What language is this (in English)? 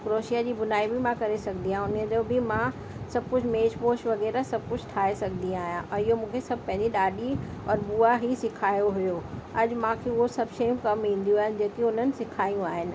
Sindhi